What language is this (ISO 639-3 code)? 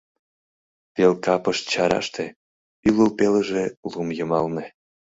chm